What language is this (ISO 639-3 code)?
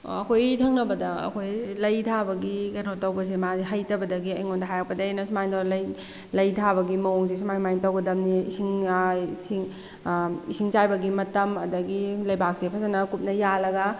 mni